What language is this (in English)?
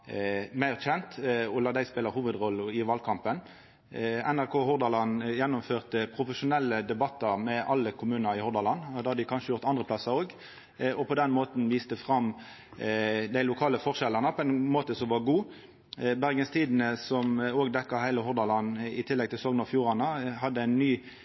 Norwegian Nynorsk